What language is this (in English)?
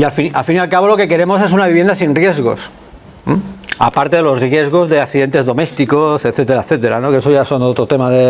Spanish